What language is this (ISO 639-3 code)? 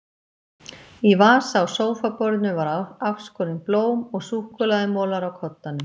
isl